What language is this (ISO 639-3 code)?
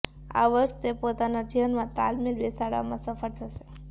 guj